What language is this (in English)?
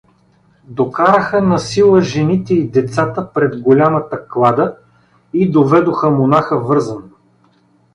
Bulgarian